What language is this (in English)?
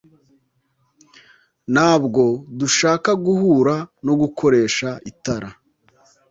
Kinyarwanda